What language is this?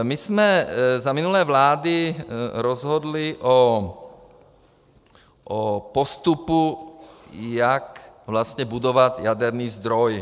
Czech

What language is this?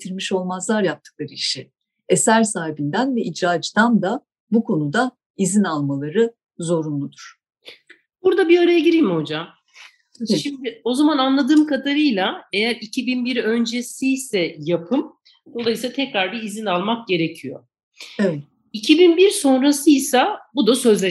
Turkish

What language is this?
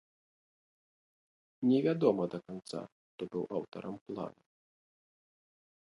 Belarusian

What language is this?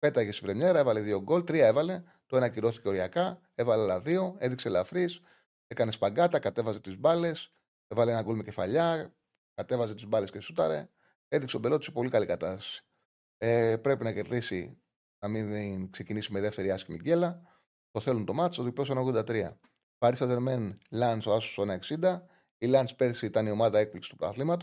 Greek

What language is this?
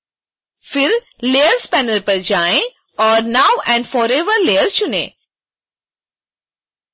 Hindi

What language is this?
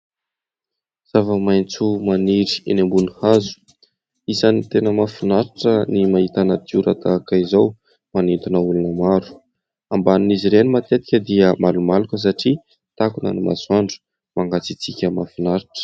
Malagasy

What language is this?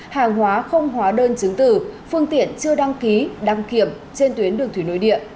Vietnamese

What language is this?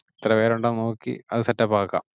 Malayalam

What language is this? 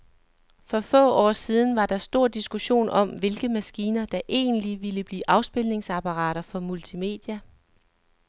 Danish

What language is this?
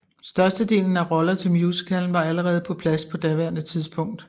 Danish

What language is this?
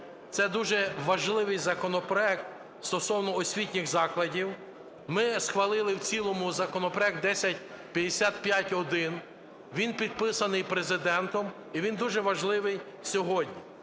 Ukrainian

